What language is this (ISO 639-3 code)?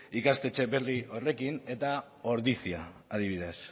eus